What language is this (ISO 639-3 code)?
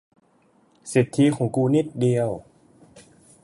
tha